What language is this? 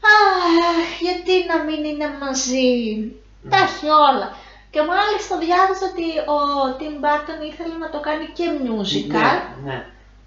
Greek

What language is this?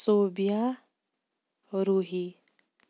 Kashmiri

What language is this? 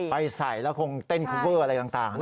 Thai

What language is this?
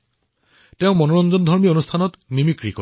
Assamese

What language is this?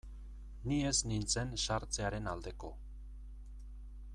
Basque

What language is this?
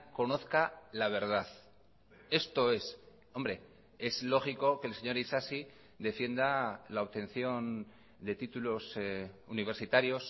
Spanish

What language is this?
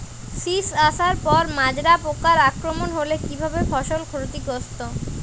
Bangla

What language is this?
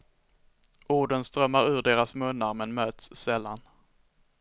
Swedish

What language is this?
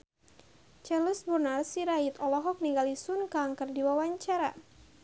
Sundanese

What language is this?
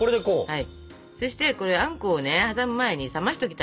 Japanese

